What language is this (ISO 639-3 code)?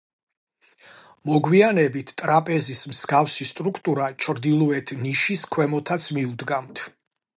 kat